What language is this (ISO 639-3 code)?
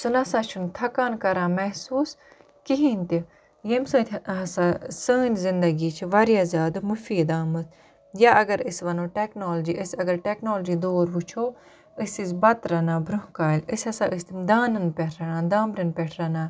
kas